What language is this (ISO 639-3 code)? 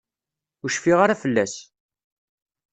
kab